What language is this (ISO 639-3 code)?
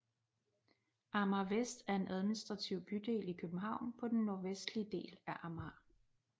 dan